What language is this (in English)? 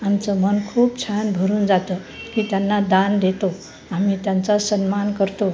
Marathi